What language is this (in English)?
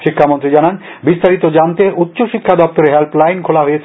Bangla